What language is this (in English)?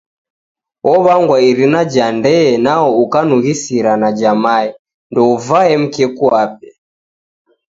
Taita